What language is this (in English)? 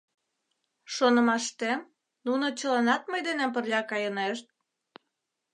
Mari